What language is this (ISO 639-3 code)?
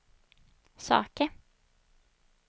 swe